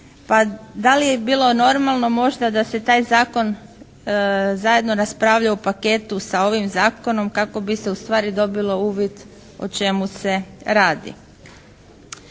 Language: Croatian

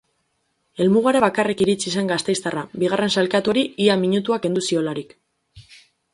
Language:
Basque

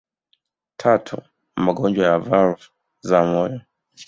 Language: Swahili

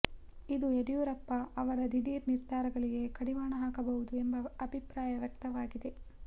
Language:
Kannada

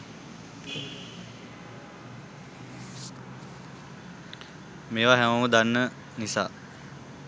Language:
Sinhala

